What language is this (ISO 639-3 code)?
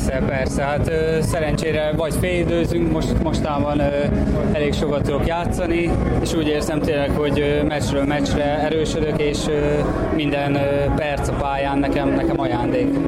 hun